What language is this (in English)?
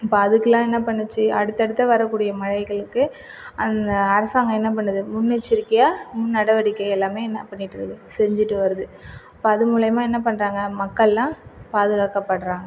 Tamil